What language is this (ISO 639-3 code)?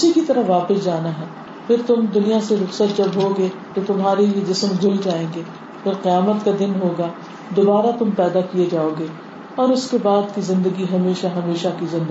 urd